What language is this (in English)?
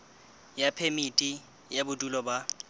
Southern Sotho